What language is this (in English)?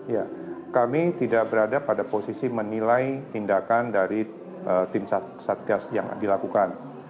Indonesian